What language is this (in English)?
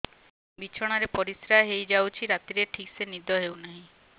Odia